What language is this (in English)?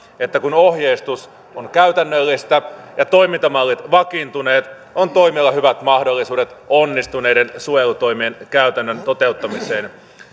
Finnish